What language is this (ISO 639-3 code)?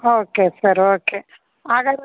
kan